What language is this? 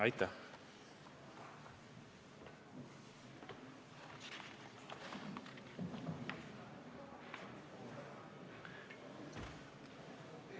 Estonian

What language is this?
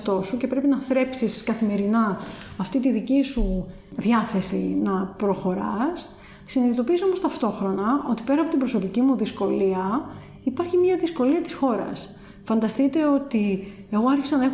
Greek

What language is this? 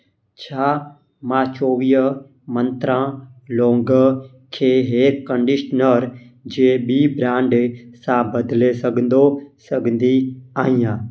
Sindhi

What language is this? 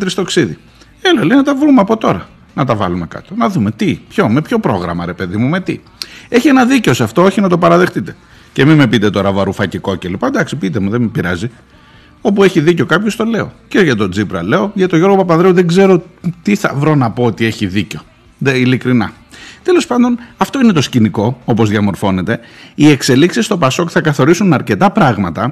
Greek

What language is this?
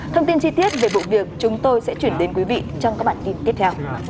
Vietnamese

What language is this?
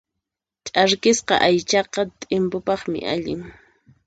Puno Quechua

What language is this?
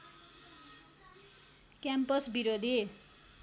Nepali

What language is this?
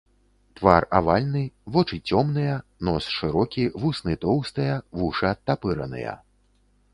Belarusian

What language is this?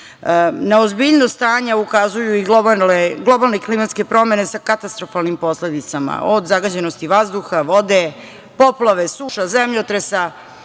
Serbian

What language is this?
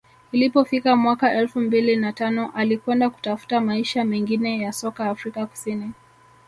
Swahili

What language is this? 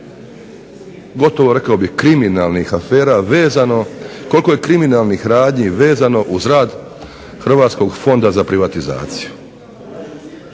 Croatian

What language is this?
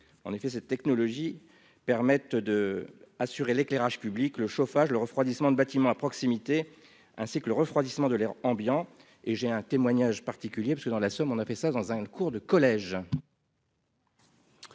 French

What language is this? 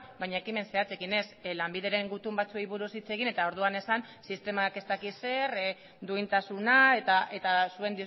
Basque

